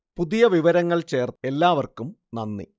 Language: Malayalam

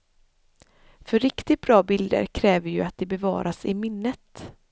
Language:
Swedish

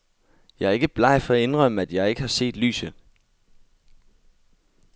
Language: Danish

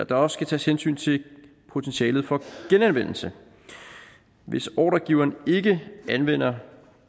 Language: Danish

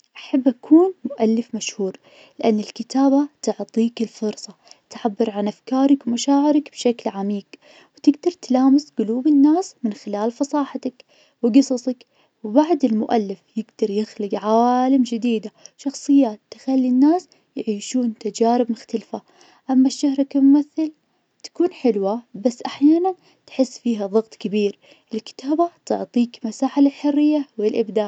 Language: Najdi Arabic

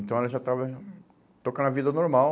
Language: Portuguese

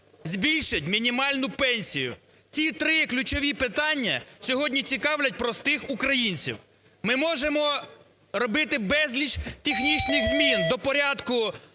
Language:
Ukrainian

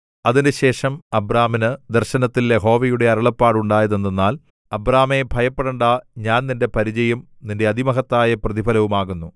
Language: Malayalam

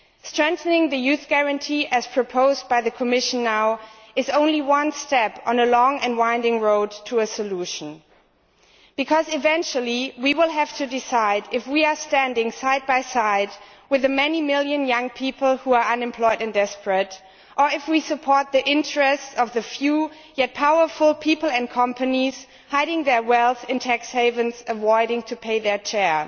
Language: English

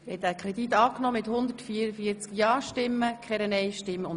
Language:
Swiss German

